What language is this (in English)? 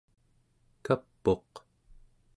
Central Yupik